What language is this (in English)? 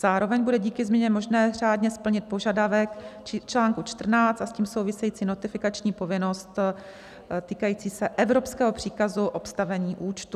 Czech